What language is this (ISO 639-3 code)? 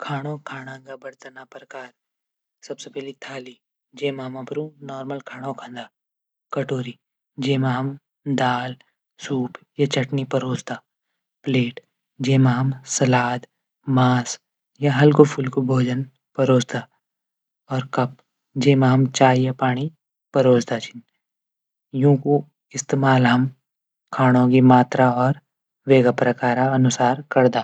gbm